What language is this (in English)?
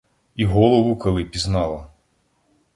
Ukrainian